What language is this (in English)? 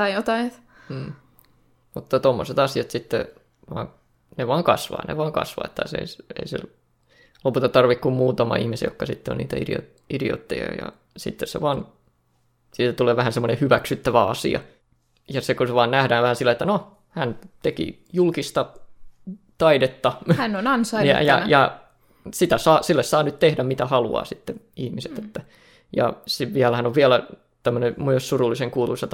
Finnish